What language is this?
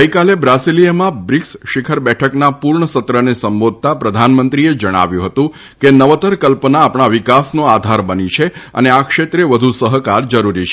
Gujarati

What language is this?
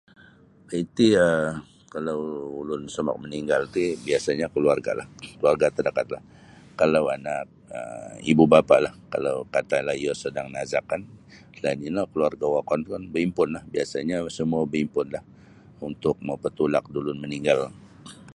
Sabah Bisaya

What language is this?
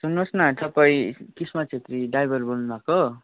Nepali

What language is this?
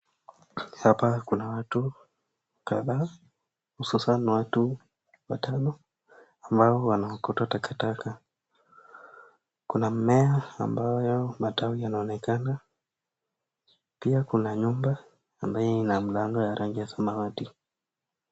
Swahili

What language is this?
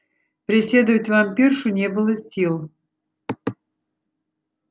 Russian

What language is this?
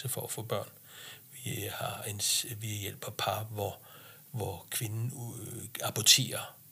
Danish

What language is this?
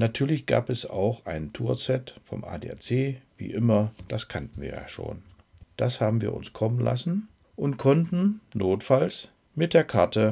German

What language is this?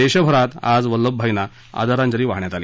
Marathi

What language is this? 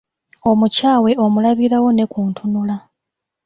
Ganda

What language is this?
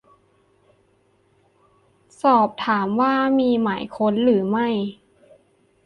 Thai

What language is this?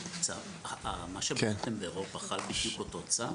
Hebrew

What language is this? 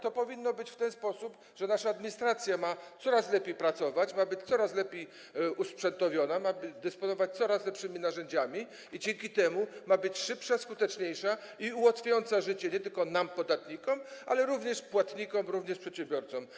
Polish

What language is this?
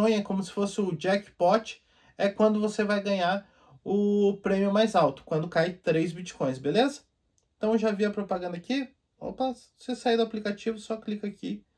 Portuguese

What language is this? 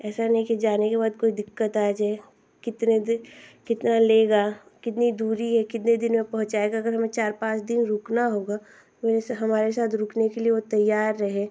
Hindi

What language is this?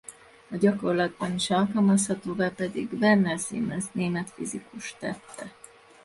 Hungarian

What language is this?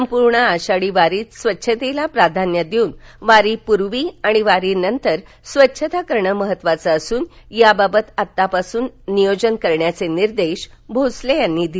Marathi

